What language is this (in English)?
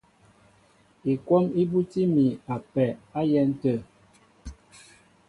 Mbo (Cameroon)